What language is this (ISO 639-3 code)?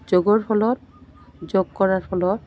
asm